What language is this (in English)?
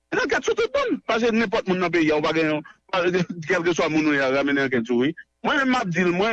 French